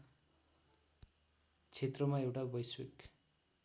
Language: Nepali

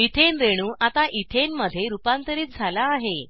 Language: Marathi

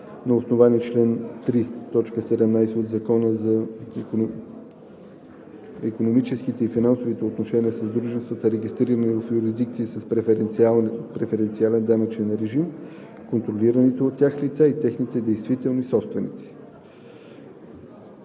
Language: Bulgarian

